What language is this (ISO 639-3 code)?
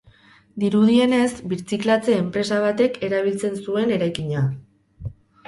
eus